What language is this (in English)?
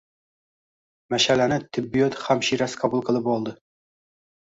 Uzbek